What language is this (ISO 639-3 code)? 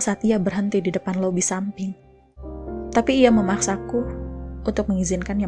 ind